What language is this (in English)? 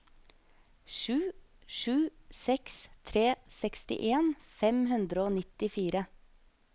Norwegian